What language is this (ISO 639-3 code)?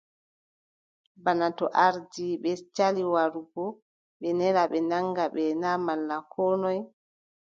fub